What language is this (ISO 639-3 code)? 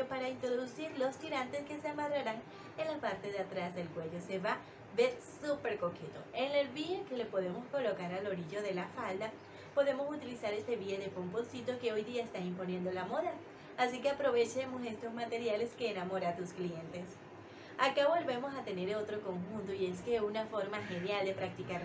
spa